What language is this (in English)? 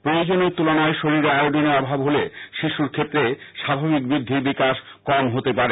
Bangla